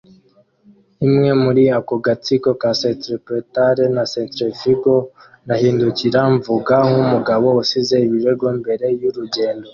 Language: Kinyarwanda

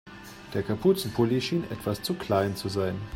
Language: German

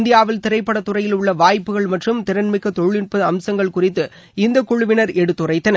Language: Tamil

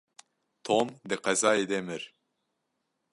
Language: Kurdish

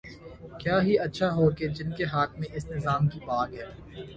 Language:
Urdu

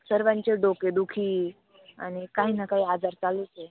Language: Marathi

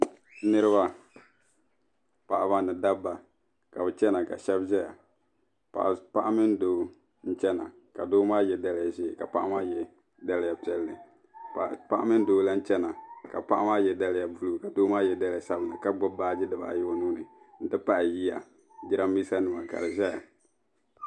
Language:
Dagbani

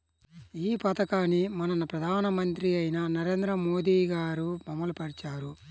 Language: Telugu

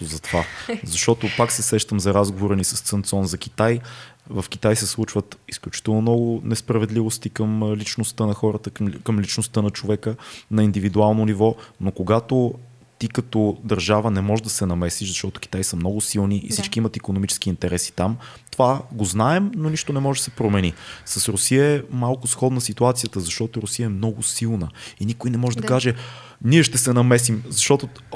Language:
Bulgarian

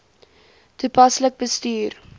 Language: Afrikaans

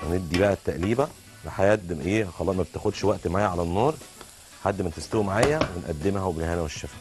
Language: Arabic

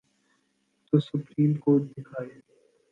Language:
Urdu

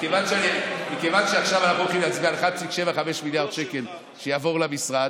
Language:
Hebrew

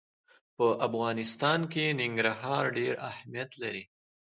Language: Pashto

